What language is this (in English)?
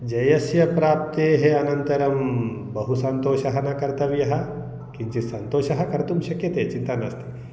Sanskrit